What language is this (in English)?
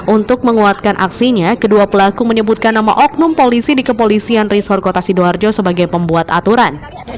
Indonesian